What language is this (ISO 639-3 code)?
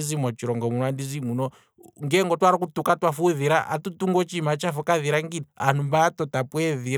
kwm